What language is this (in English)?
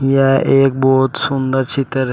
Hindi